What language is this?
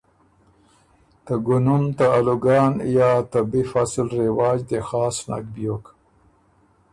Ormuri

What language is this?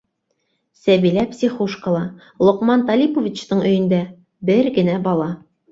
Bashkir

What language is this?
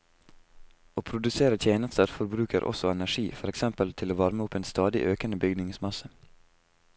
Norwegian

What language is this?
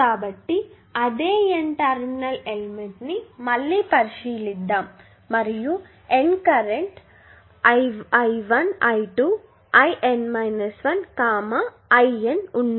Telugu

